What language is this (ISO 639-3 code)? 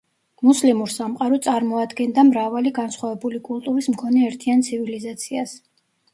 kat